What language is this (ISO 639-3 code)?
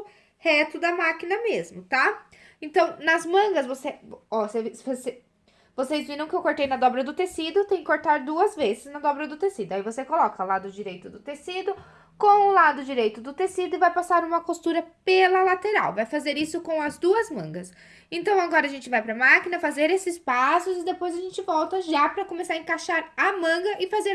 por